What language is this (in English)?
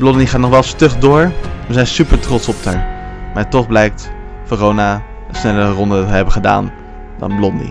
Dutch